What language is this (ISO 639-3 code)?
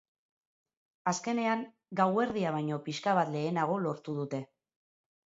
eus